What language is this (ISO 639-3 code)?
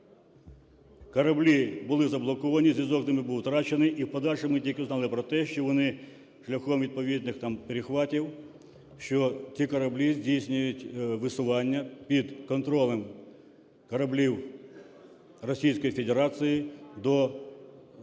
ukr